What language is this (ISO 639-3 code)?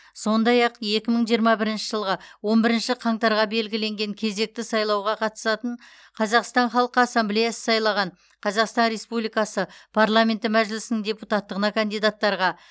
kaz